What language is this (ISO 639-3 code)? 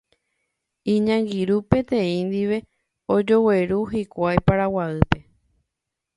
grn